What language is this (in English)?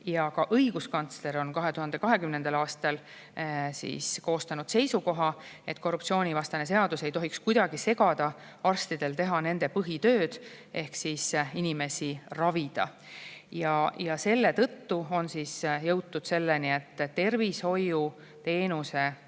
Estonian